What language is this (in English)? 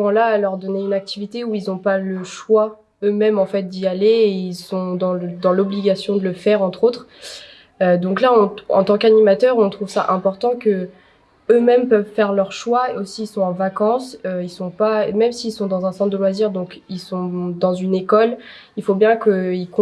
French